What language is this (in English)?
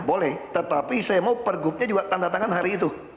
Indonesian